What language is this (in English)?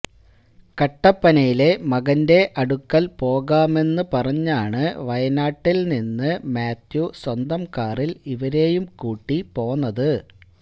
Malayalam